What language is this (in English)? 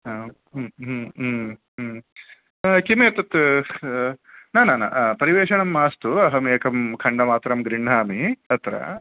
Sanskrit